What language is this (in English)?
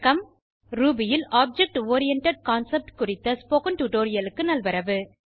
Tamil